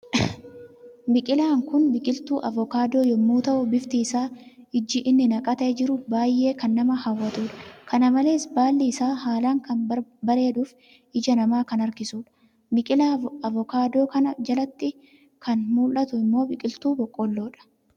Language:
Oromo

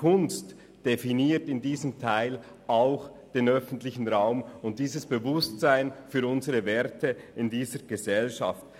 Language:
Swiss German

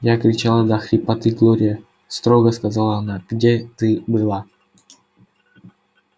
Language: Russian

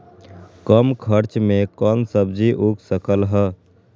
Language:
Magahi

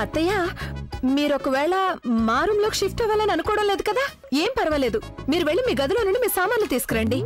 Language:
Telugu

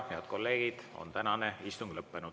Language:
Estonian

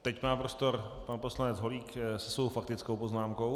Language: Czech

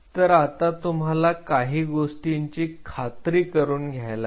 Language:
Marathi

